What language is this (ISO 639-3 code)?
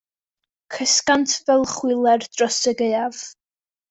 cym